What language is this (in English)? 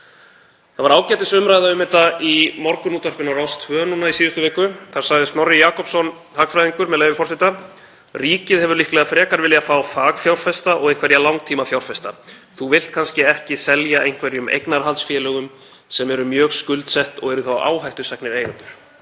Icelandic